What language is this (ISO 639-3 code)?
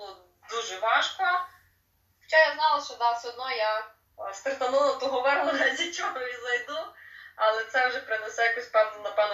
ukr